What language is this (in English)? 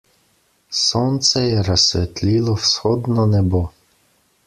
Slovenian